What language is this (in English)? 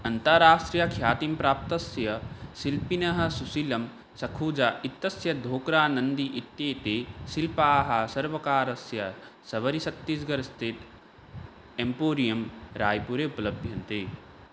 Sanskrit